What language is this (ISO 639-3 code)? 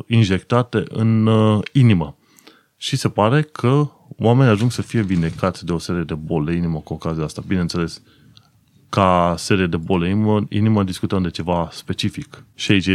ron